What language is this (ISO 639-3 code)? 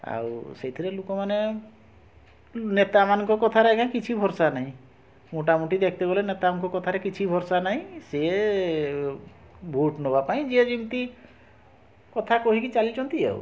ori